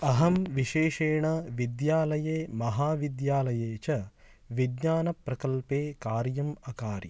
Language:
Sanskrit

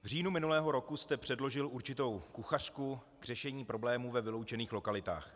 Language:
Czech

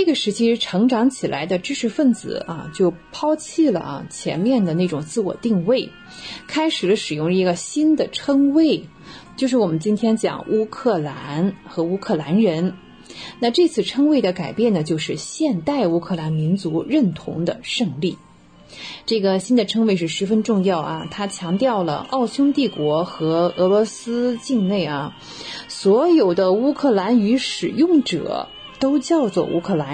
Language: Chinese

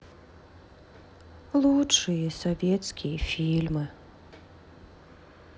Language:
Russian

